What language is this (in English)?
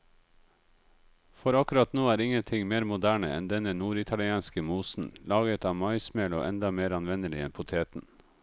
Norwegian